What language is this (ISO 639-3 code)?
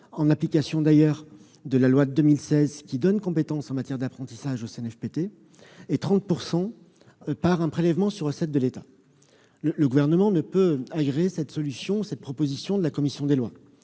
fra